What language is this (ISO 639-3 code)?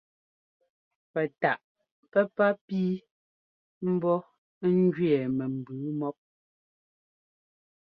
jgo